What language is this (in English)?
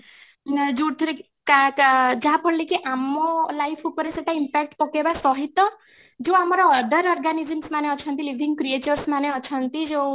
Odia